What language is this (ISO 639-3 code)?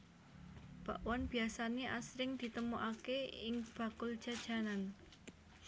jav